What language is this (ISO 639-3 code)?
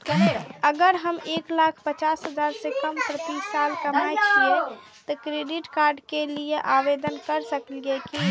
mai